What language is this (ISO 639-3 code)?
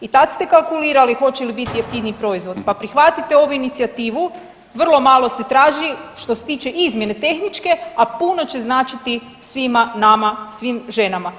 hrv